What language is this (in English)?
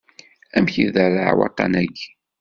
Kabyle